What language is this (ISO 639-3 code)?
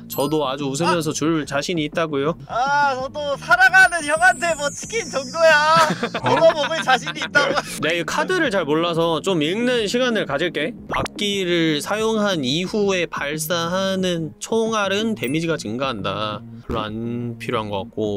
kor